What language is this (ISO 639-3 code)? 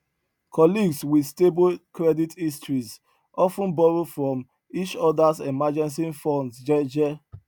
pcm